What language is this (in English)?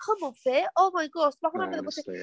Welsh